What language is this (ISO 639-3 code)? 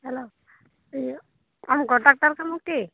sat